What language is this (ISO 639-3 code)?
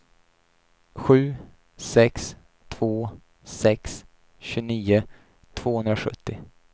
swe